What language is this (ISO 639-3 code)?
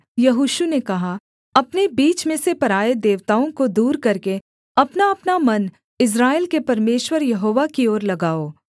hin